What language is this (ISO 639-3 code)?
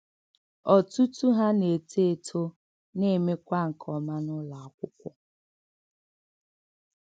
ibo